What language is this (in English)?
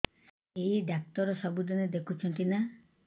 Odia